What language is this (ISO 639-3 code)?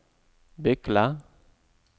nor